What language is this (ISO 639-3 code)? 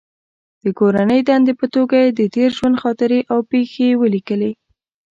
pus